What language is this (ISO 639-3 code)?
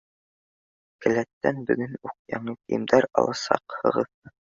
bak